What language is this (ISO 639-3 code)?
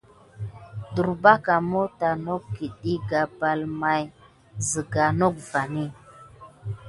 gid